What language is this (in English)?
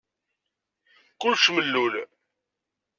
Kabyle